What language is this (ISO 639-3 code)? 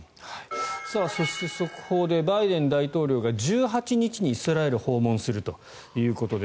jpn